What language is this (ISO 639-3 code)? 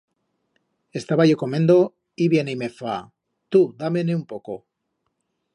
arg